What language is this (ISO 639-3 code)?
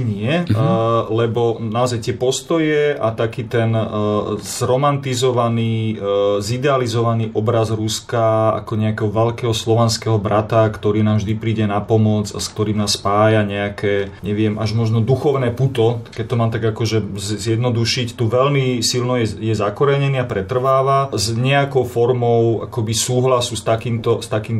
slk